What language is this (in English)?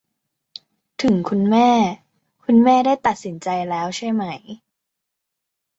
Thai